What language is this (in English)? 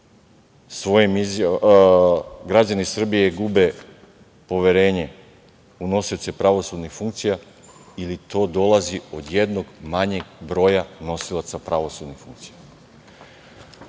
Serbian